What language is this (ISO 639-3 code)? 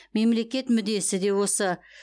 kaz